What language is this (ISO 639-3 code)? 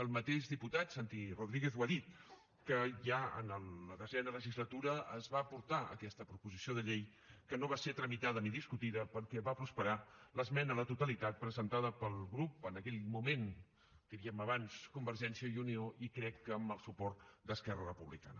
cat